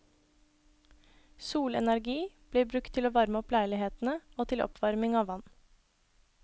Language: Norwegian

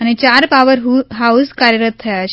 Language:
Gujarati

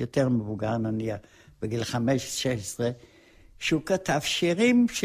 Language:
Hebrew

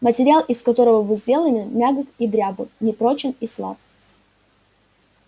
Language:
Russian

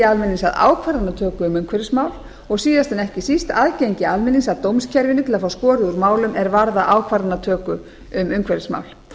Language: Icelandic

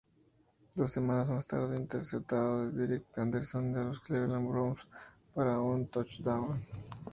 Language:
Spanish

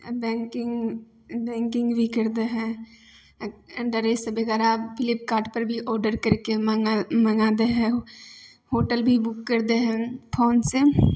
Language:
Maithili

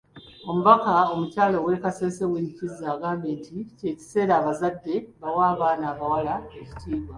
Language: Ganda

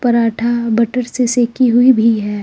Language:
Hindi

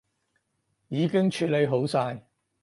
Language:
Cantonese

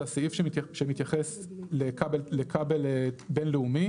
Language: Hebrew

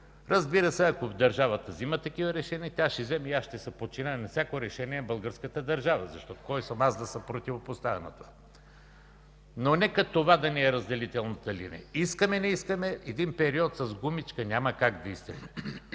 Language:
Bulgarian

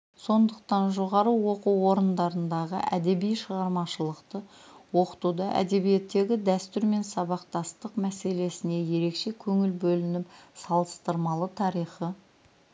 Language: Kazakh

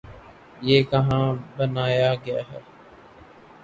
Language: Urdu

